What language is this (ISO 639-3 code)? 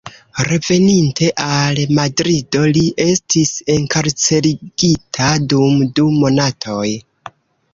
epo